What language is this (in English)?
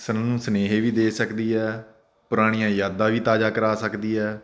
Punjabi